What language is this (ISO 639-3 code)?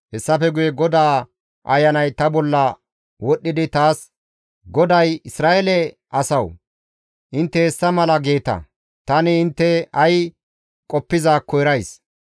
gmv